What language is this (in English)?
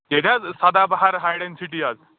Kashmiri